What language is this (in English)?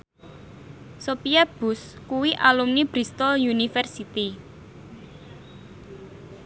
Javanese